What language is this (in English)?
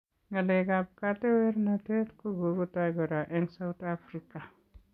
Kalenjin